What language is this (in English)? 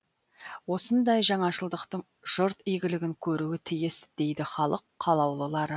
Kazakh